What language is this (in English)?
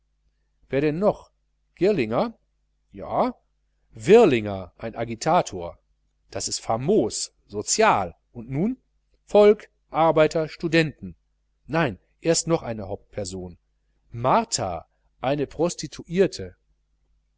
German